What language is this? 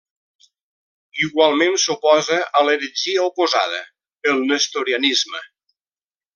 Catalan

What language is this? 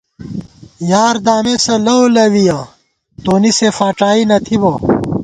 Gawar-Bati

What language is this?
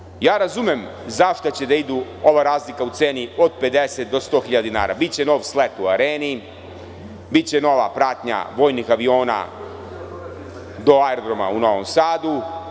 Serbian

